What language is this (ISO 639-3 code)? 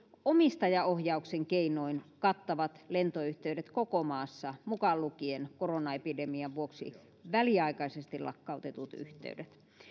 fin